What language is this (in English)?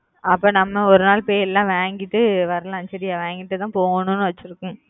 Tamil